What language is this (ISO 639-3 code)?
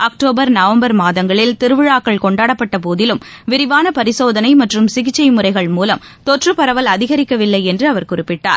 tam